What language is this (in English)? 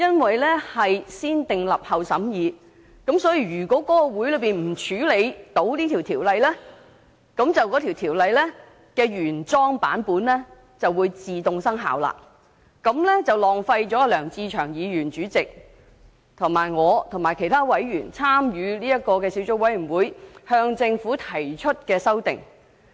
Cantonese